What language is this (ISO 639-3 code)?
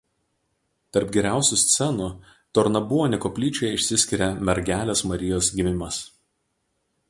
lit